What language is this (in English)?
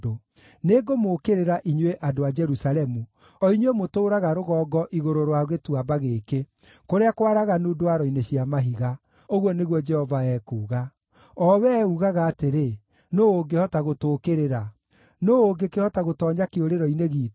Kikuyu